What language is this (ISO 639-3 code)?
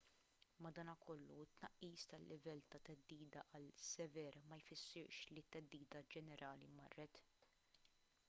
mlt